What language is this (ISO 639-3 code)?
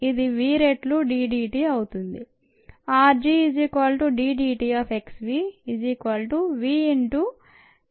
tel